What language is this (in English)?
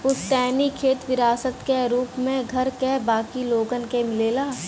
Bhojpuri